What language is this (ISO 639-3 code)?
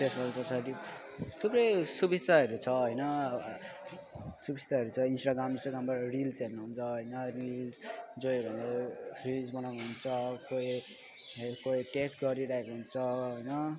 nep